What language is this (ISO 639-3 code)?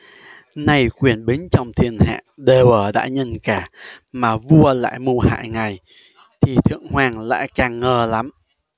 vie